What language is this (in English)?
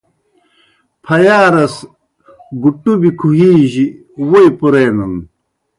Kohistani Shina